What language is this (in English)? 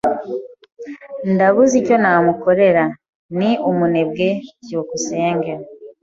Kinyarwanda